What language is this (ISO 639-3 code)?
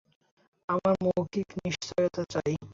ben